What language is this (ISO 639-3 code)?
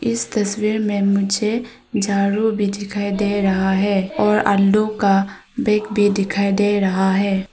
hin